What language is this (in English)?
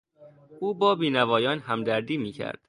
Persian